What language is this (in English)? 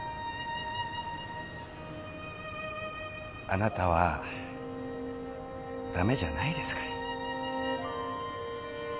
Japanese